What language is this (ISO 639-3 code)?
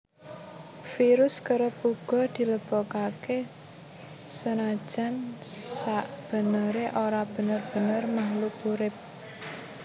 jav